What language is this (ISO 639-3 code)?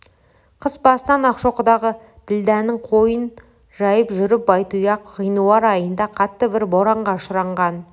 kaz